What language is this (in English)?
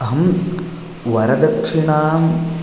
Sanskrit